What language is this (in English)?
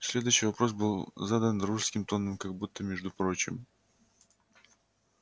Russian